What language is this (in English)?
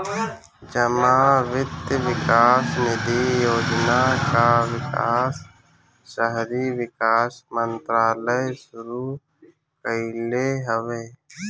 Bhojpuri